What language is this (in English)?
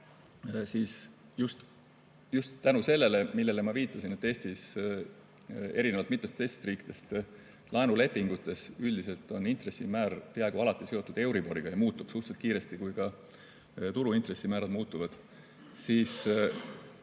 Estonian